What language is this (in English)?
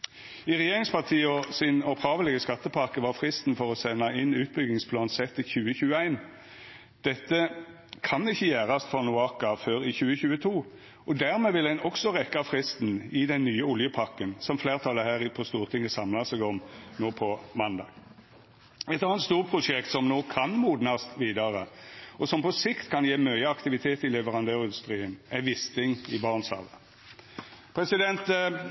Norwegian Nynorsk